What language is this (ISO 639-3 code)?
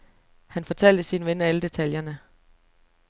dan